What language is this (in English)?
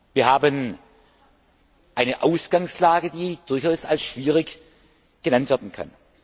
German